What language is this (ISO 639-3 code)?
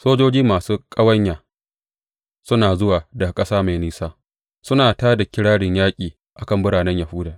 hau